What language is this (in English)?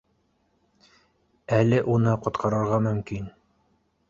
Bashkir